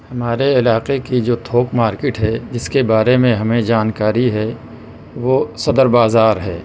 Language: Urdu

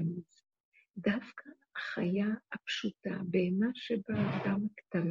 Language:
Hebrew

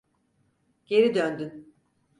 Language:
Turkish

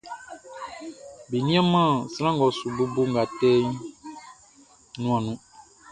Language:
Baoulé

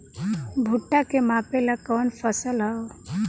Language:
Bhojpuri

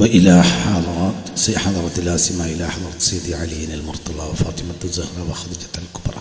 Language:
Malayalam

